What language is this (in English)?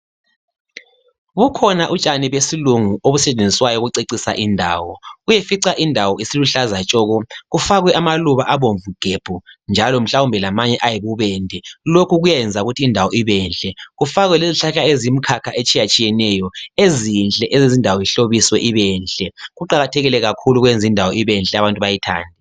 North Ndebele